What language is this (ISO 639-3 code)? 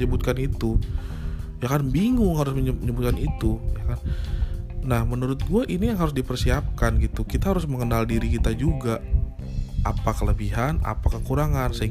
ind